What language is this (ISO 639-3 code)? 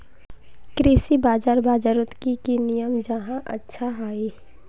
mag